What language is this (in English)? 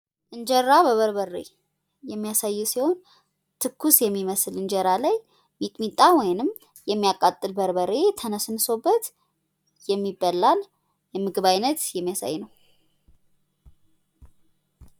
Amharic